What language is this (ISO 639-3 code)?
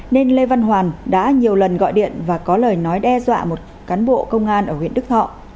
vie